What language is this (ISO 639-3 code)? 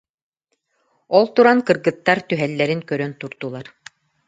sah